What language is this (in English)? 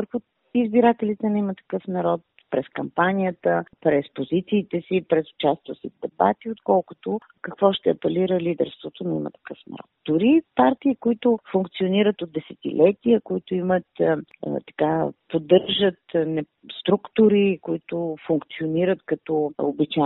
Bulgarian